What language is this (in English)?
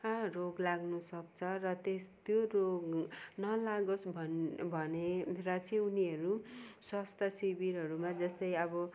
Nepali